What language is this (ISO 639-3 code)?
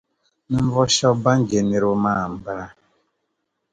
dag